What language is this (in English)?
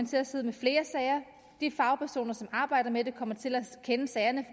Danish